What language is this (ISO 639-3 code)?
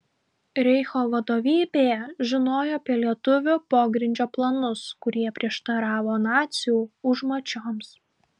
lit